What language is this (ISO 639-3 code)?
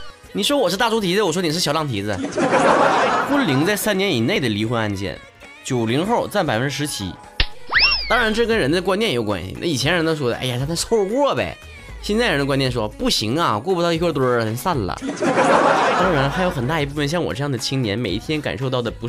zho